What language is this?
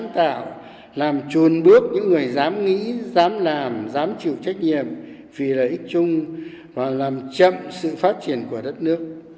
Vietnamese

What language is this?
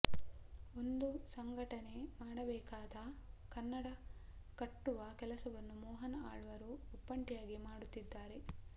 Kannada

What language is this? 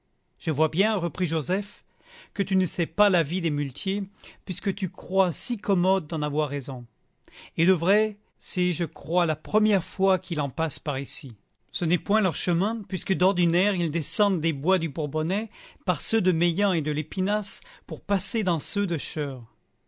French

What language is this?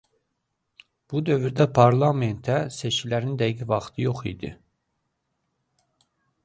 Azerbaijani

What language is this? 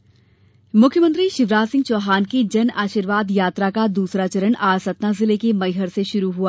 Hindi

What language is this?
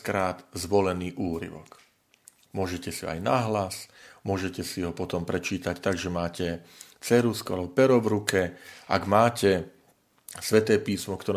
Slovak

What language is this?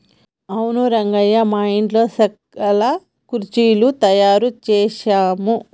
Telugu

